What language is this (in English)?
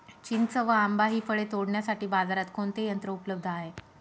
Marathi